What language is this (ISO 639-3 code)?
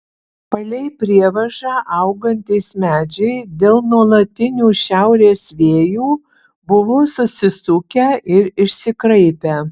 lit